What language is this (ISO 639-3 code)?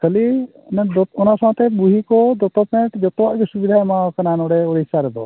sat